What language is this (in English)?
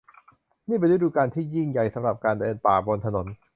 Thai